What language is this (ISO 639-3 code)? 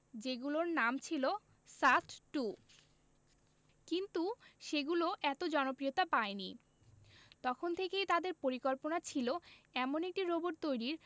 ben